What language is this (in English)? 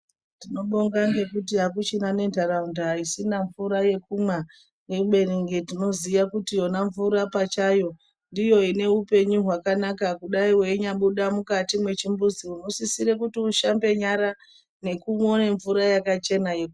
Ndau